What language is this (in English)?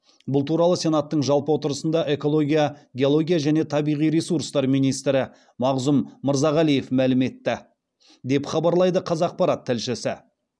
Kazakh